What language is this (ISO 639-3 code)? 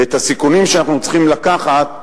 heb